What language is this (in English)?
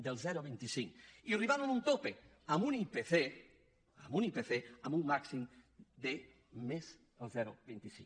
Catalan